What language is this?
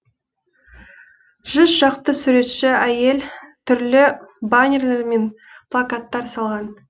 Kazakh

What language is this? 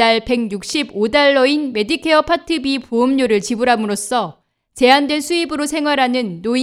Korean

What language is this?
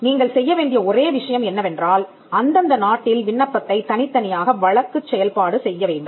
Tamil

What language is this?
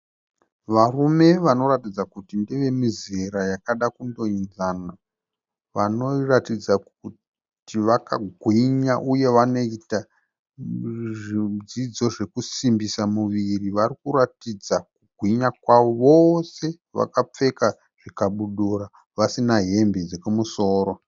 Shona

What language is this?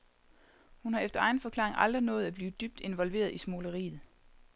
Danish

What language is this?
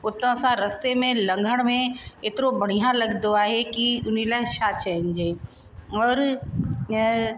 Sindhi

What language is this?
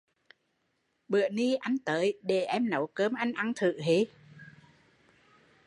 Vietnamese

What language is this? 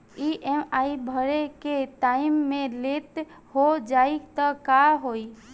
Bhojpuri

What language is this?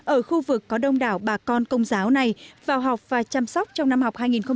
Vietnamese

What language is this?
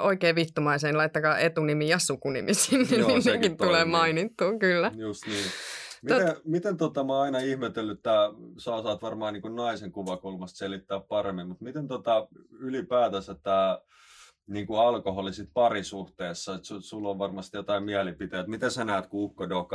Finnish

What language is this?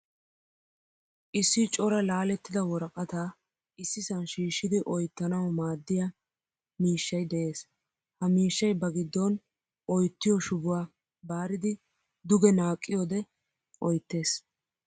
Wolaytta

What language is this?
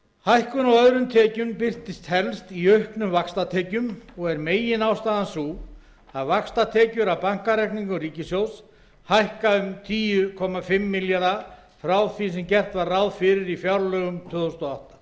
Icelandic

